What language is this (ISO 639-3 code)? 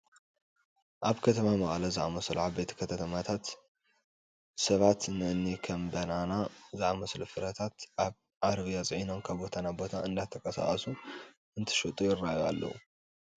tir